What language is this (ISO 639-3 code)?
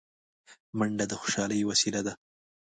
pus